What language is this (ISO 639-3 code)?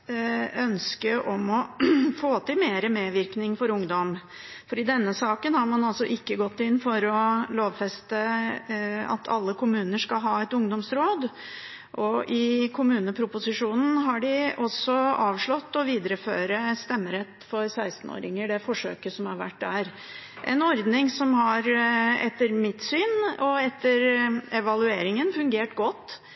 nob